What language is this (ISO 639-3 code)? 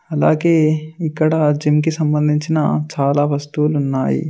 tel